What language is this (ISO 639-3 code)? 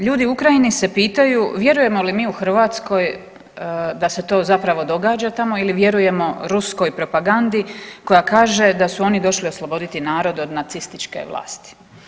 hrv